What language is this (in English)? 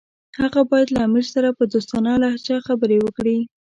Pashto